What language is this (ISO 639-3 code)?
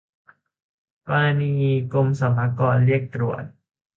tha